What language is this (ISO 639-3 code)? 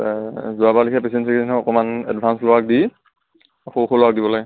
asm